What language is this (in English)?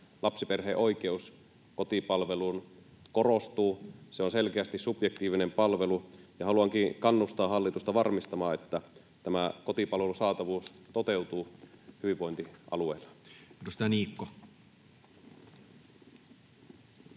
Finnish